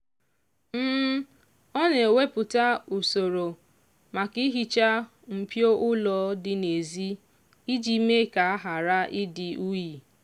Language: Igbo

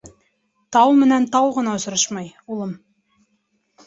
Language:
Bashkir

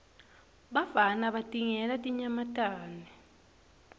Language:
Swati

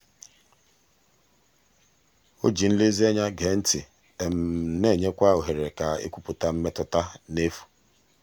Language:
Igbo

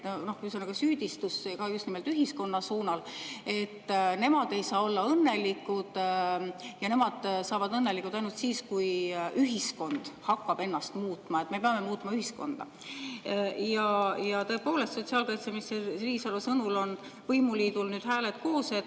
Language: Estonian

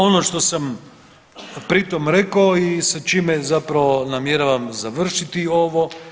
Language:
Croatian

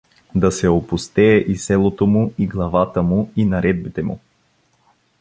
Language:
Bulgarian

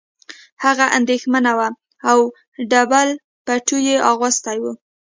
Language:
Pashto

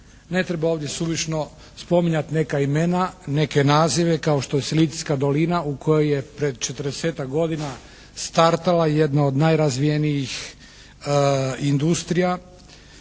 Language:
Croatian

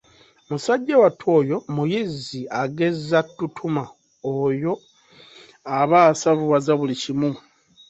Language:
Ganda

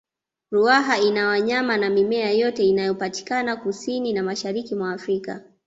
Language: Swahili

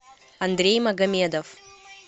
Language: Russian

